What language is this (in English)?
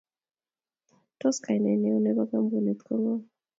Kalenjin